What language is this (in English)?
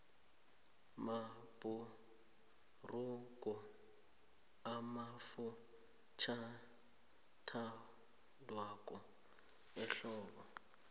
South Ndebele